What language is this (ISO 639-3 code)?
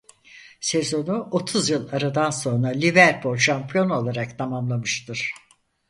tur